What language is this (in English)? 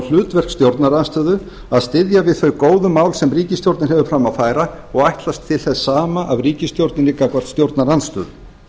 Icelandic